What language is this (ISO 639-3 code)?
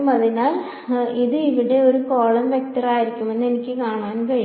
mal